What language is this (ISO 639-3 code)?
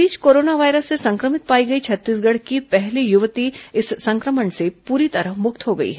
hin